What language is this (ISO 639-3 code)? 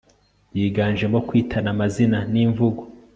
kin